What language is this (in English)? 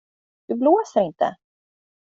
Swedish